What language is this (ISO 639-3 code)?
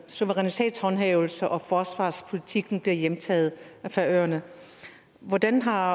dan